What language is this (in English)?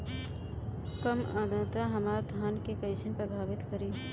Bhojpuri